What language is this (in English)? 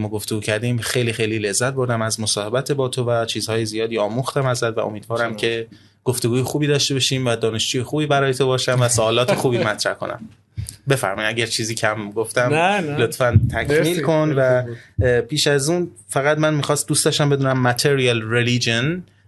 Persian